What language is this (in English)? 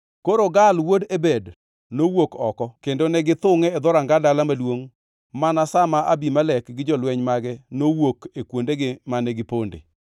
Luo (Kenya and Tanzania)